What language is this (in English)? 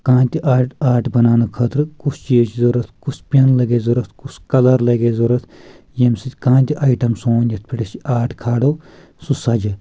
Kashmiri